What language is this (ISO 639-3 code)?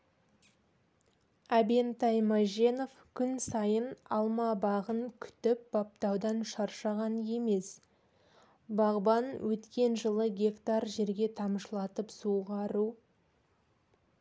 kaz